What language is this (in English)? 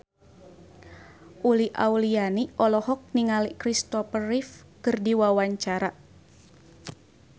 Sundanese